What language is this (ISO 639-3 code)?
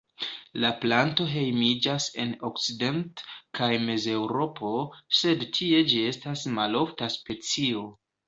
epo